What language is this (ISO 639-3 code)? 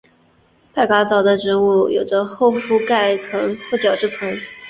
zho